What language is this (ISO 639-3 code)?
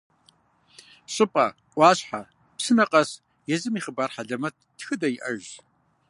kbd